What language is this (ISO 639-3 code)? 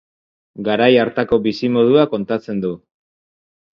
eus